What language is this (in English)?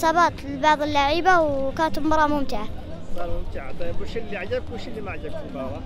Arabic